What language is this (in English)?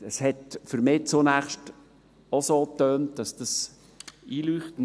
Swiss German